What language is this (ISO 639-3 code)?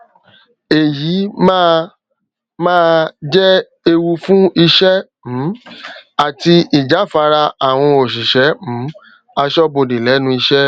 yor